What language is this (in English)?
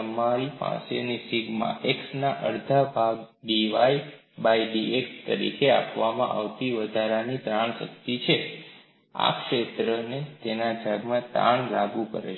Gujarati